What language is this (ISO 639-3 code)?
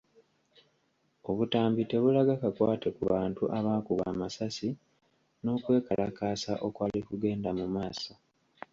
lug